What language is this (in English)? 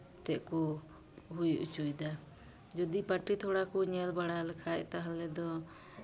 Santali